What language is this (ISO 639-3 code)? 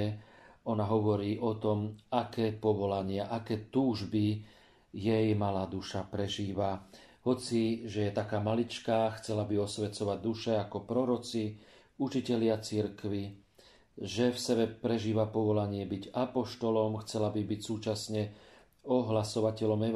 slk